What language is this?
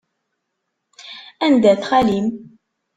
Kabyle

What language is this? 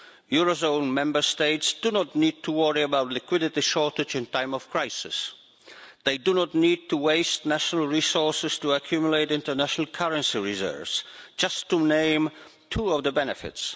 English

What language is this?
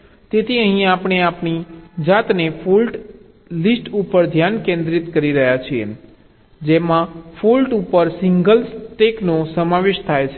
Gujarati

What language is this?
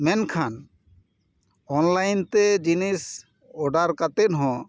Santali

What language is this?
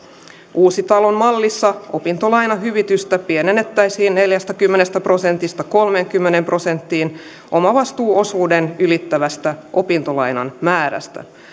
Finnish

